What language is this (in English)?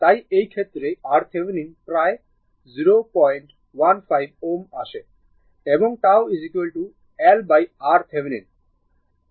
Bangla